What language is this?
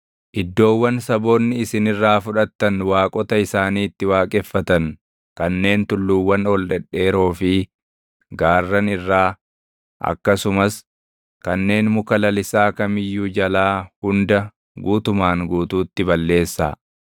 Oromo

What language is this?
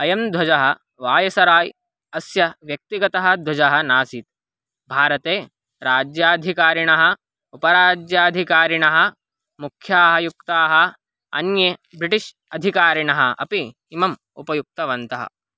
Sanskrit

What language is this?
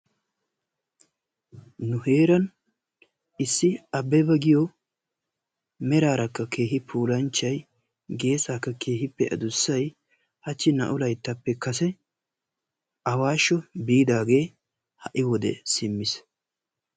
Wolaytta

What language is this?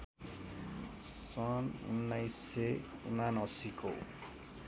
Nepali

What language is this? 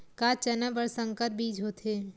Chhattisgarhi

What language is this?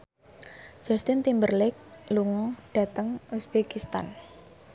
Javanese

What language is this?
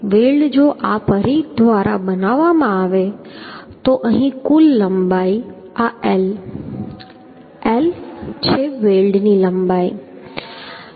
Gujarati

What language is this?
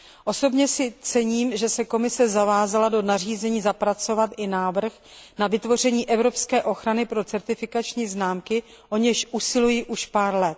Czech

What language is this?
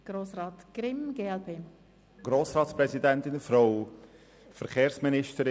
Swiss German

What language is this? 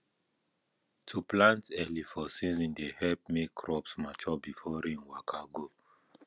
Nigerian Pidgin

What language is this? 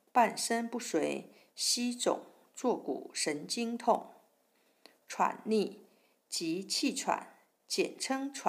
Chinese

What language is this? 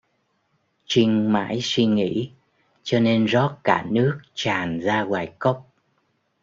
Vietnamese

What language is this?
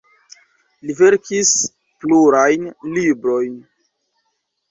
Esperanto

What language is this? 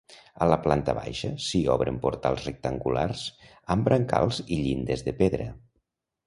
Catalan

